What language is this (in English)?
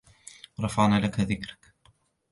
Arabic